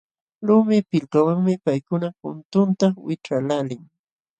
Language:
Jauja Wanca Quechua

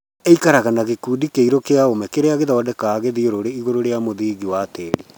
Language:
Kikuyu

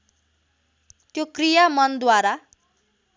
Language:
Nepali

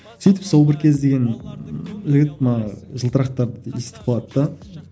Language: Kazakh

